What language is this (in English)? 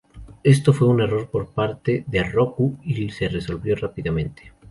Spanish